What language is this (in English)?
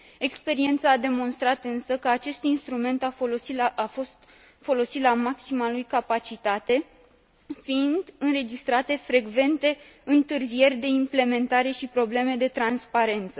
Romanian